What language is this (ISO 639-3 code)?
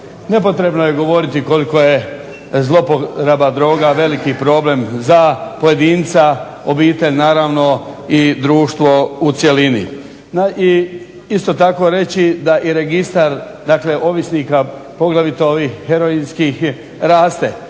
hrv